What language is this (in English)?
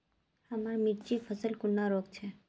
Magahi